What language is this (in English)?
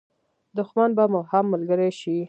Pashto